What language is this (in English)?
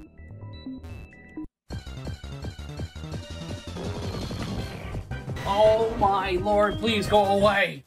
English